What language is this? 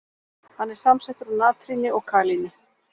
Icelandic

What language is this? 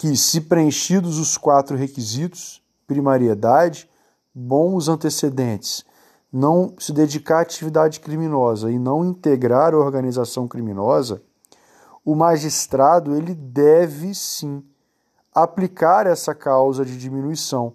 Portuguese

